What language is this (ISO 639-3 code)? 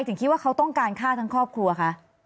tha